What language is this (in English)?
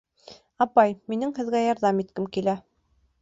Bashkir